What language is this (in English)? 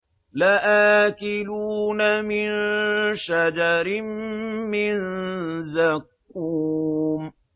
Arabic